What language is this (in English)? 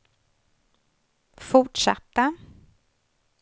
Swedish